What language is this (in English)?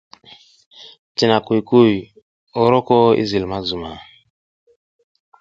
South Giziga